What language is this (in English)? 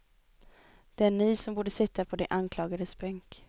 Swedish